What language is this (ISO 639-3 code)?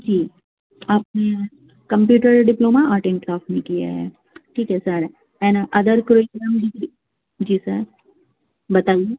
urd